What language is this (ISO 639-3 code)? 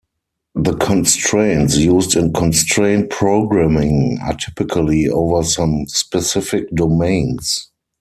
eng